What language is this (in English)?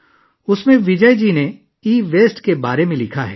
Urdu